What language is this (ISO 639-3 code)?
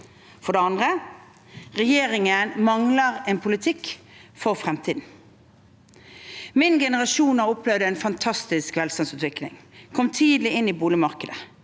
nor